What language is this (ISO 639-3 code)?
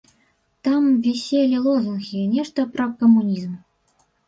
bel